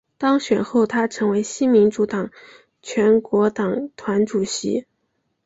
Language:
Chinese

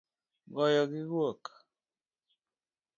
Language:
Luo (Kenya and Tanzania)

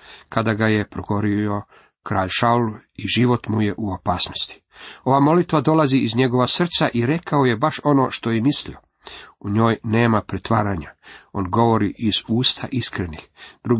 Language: Croatian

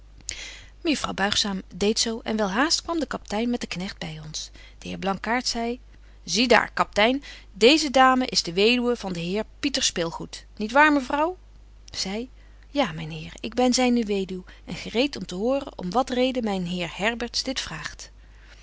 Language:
Dutch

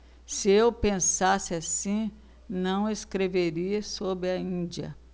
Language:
Portuguese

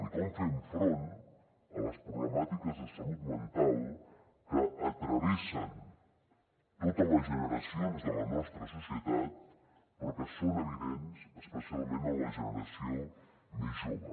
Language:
Catalan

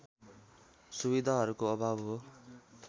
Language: Nepali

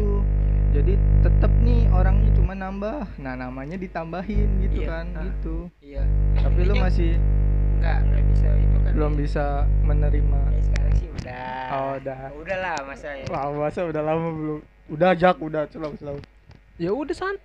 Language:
Indonesian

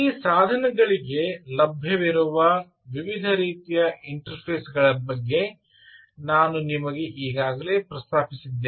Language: Kannada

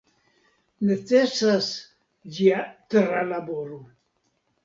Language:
Esperanto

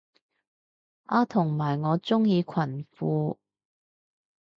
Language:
Cantonese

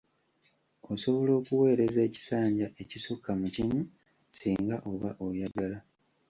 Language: Ganda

